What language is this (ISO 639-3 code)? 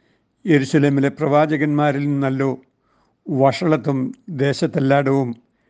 mal